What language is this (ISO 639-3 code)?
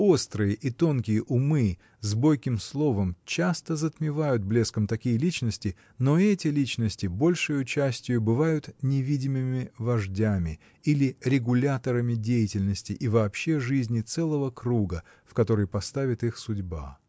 rus